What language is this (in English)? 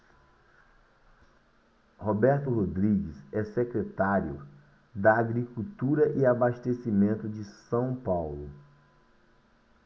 Portuguese